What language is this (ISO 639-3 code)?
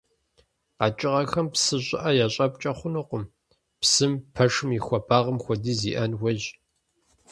kbd